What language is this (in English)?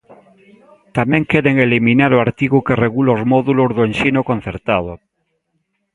Galician